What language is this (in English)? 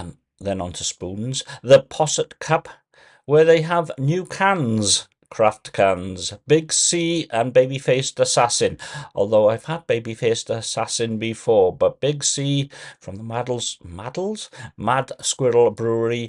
English